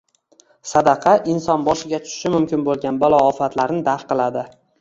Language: Uzbek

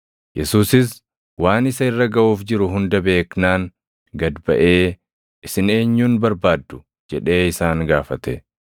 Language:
Oromo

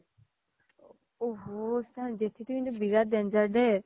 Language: Assamese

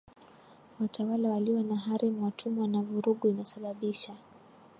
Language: Swahili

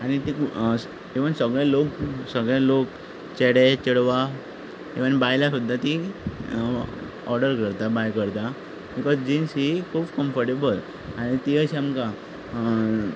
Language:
Konkani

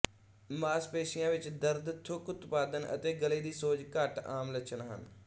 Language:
Punjabi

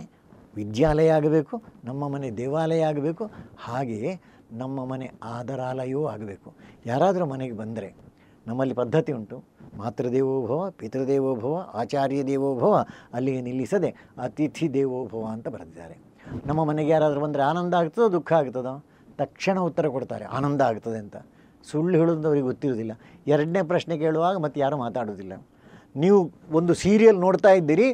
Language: Kannada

